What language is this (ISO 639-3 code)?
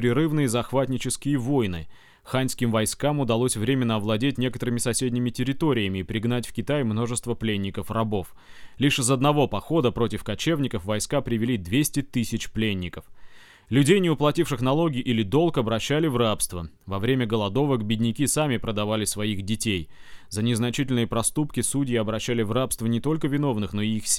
rus